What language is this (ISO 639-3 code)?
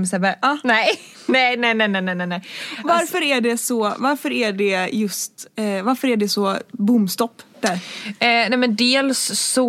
swe